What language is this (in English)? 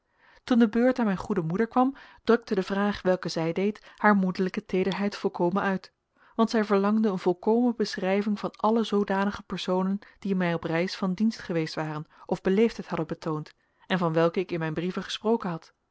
Dutch